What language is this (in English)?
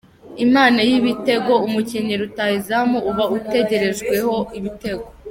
Kinyarwanda